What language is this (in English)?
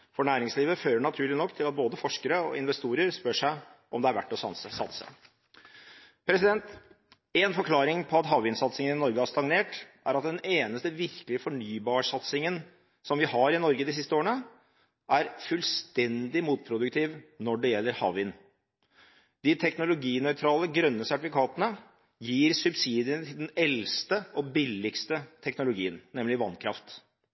Norwegian Bokmål